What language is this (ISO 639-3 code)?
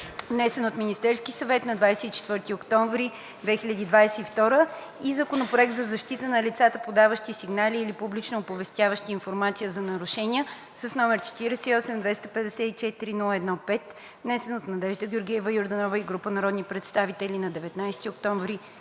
bul